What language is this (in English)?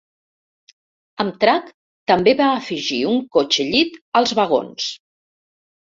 Catalan